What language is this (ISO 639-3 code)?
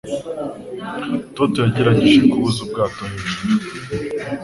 kin